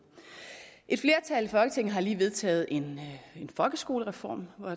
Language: Danish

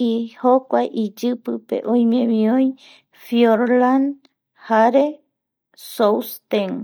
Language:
Eastern Bolivian Guaraní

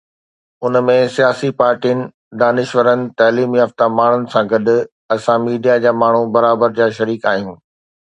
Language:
Sindhi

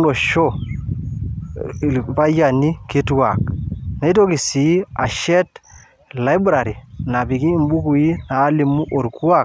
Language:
Masai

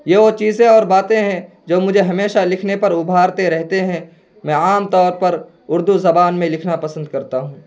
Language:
Urdu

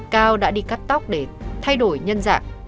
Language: Vietnamese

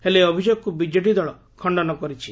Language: Odia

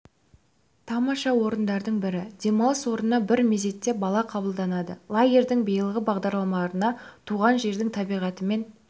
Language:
Kazakh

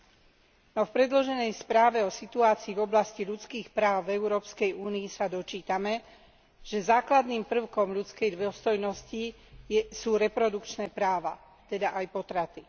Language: Slovak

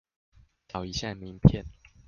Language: Chinese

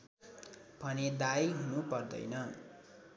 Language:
Nepali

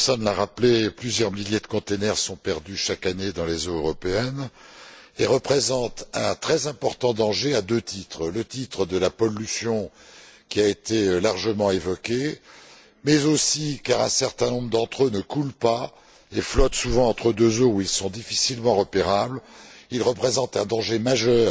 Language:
French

